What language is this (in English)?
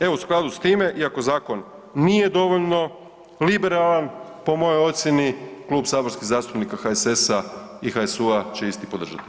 Croatian